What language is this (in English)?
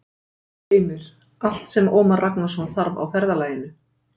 Icelandic